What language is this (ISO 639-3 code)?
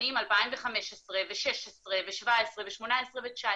heb